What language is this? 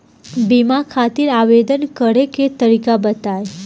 Bhojpuri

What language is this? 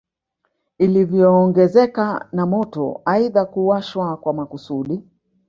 Swahili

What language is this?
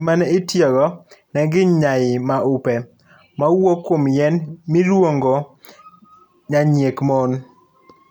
Luo (Kenya and Tanzania)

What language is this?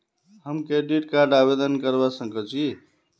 Magahi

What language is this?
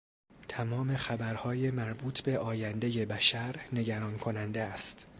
Persian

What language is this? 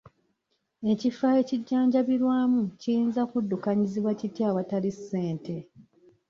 Ganda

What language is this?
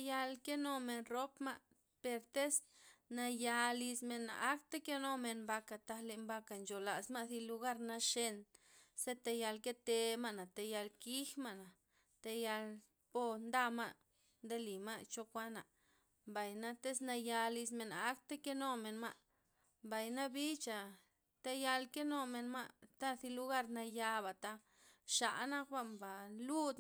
Loxicha Zapotec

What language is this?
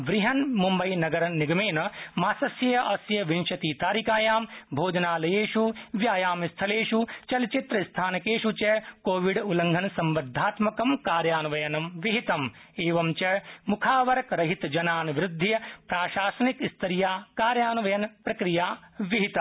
Sanskrit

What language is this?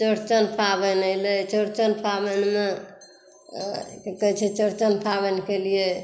Maithili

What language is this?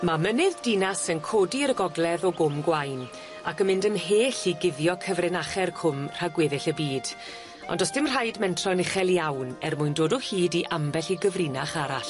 Welsh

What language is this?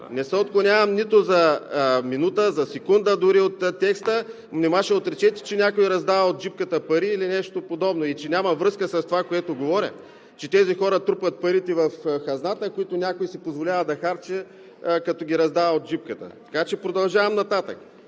Bulgarian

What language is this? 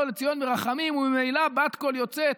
Hebrew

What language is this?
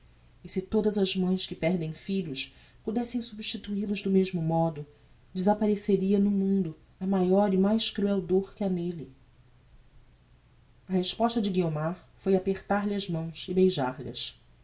Portuguese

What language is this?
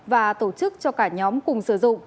Vietnamese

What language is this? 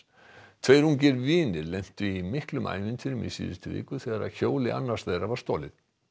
Icelandic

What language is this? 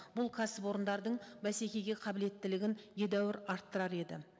Kazakh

